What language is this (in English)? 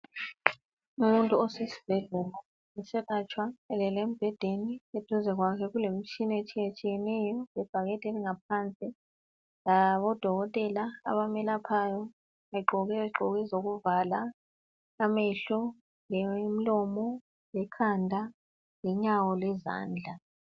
North Ndebele